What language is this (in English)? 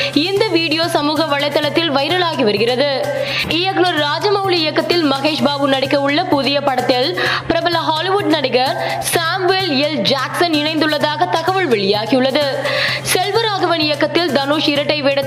Tamil